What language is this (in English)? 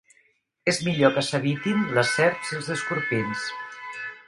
Catalan